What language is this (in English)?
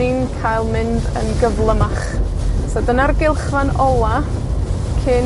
Welsh